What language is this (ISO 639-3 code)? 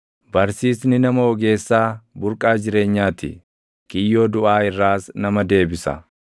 orm